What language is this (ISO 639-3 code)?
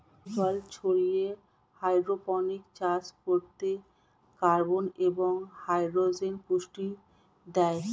ben